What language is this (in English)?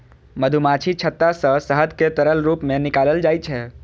Maithili